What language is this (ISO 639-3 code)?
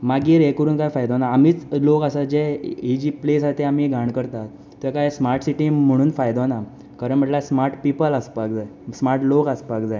kok